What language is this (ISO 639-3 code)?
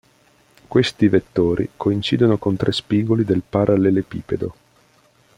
ita